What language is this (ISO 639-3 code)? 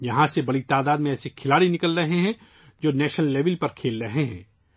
urd